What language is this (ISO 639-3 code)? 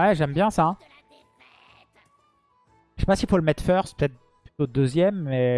fra